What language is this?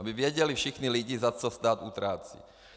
Czech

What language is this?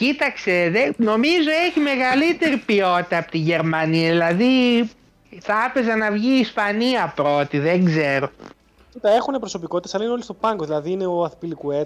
Greek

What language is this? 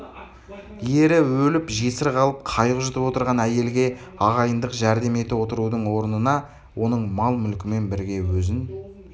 Kazakh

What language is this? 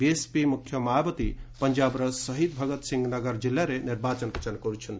Odia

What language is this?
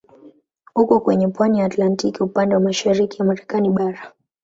Swahili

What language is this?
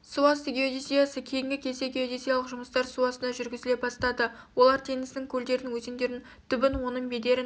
Kazakh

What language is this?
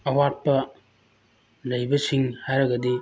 Manipuri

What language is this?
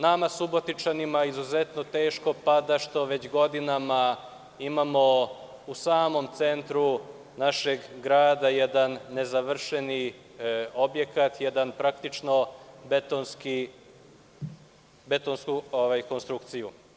Serbian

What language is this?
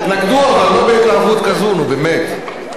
Hebrew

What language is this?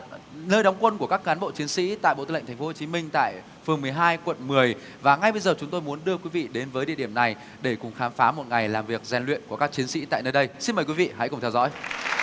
Vietnamese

